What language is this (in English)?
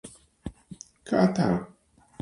Latvian